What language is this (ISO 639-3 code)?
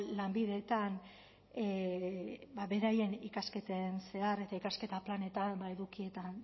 eus